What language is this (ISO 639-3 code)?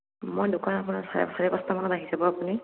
asm